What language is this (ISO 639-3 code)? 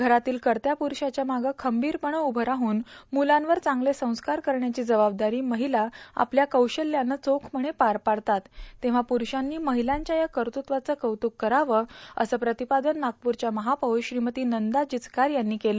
mar